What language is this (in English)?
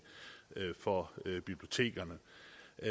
Danish